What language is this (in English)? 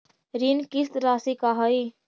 Magahi